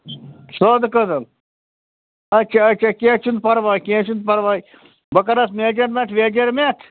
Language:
Kashmiri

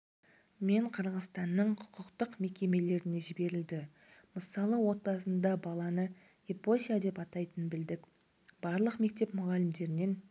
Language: Kazakh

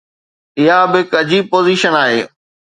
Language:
Sindhi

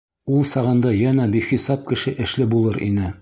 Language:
Bashkir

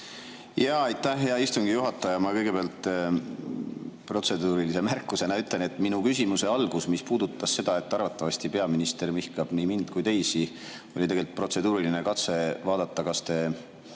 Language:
Estonian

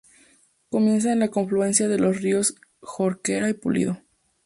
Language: Spanish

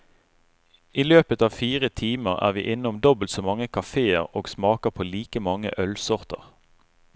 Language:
Norwegian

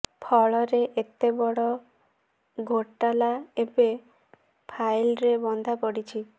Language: Odia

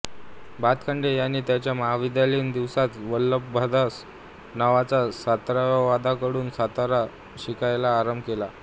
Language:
Marathi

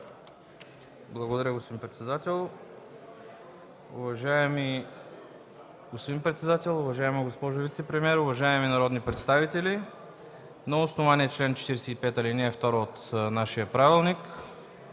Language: Bulgarian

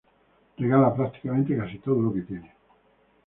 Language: Spanish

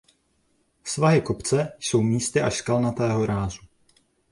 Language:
Czech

